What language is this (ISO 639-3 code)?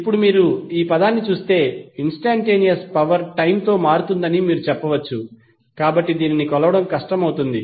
tel